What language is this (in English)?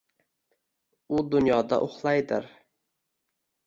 Uzbek